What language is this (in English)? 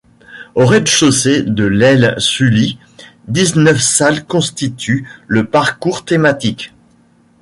French